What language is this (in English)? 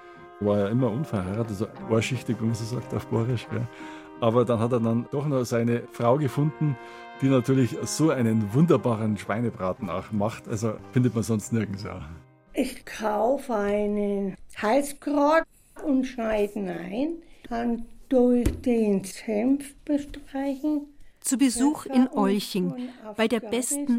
German